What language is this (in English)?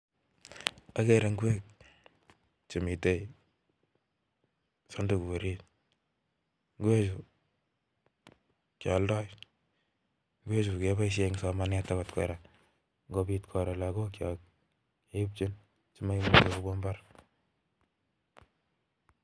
Kalenjin